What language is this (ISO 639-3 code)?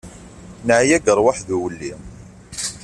kab